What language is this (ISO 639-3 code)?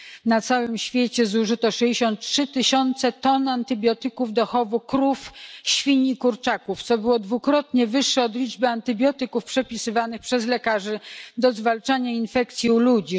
pol